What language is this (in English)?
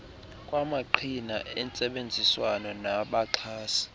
Xhosa